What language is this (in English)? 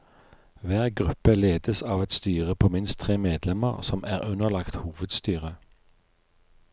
Norwegian